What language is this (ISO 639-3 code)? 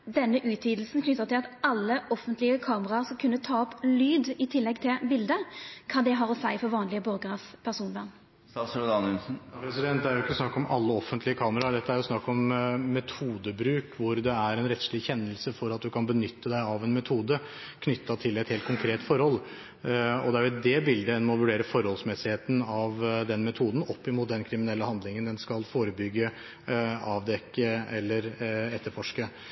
nor